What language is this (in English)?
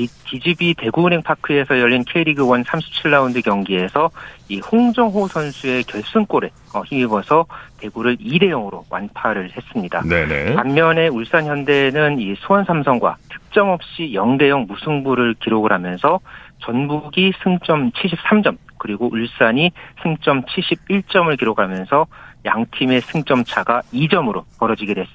Korean